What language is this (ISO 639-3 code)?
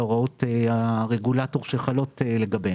heb